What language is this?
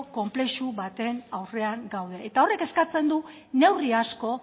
Basque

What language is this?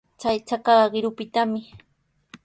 Sihuas Ancash Quechua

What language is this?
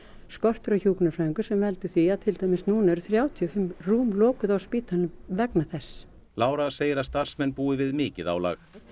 Icelandic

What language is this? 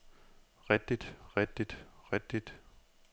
Danish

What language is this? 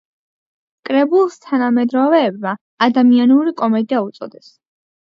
Georgian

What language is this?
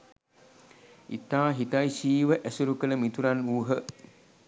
Sinhala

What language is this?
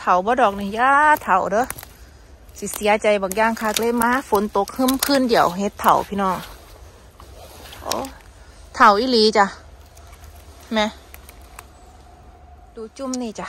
Thai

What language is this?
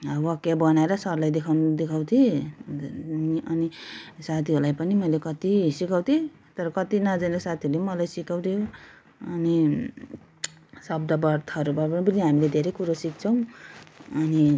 Nepali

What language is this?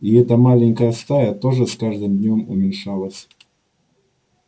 Russian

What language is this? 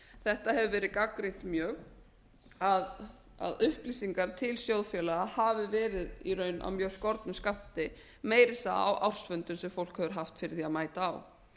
Icelandic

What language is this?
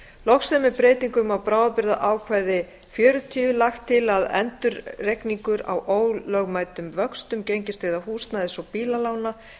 Icelandic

